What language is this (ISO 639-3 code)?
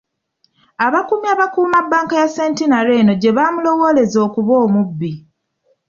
lug